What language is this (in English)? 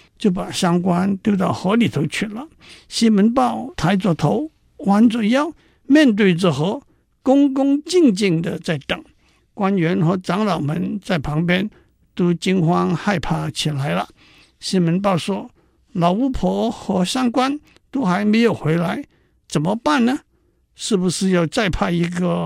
Chinese